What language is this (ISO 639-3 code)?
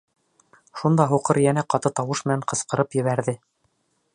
bak